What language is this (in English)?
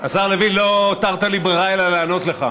Hebrew